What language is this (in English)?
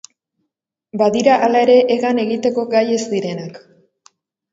Basque